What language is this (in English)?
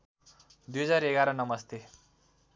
Nepali